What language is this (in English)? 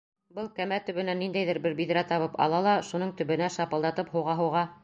Bashkir